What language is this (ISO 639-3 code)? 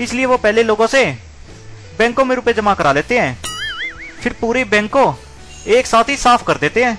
hin